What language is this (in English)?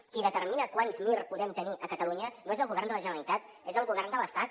Catalan